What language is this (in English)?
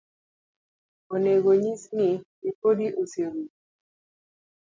Luo (Kenya and Tanzania)